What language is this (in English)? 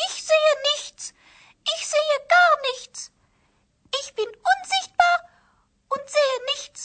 Croatian